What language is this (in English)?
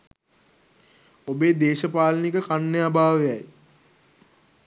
Sinhala